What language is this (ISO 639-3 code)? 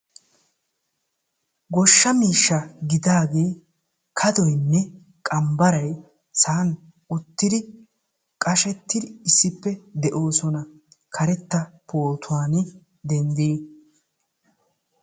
wal